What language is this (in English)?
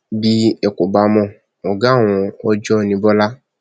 Yoruba